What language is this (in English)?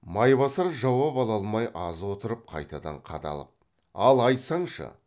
Kazakh